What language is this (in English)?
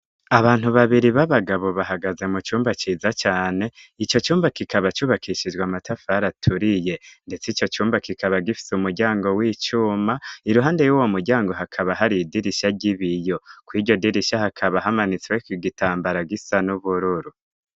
Rundi